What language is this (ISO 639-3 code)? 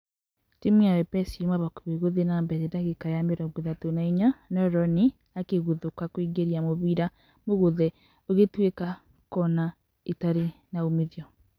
kik